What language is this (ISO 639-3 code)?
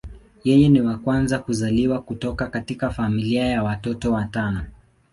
swa